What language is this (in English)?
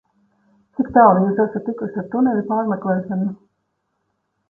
Latvian